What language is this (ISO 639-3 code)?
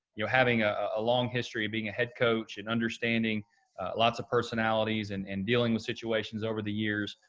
eng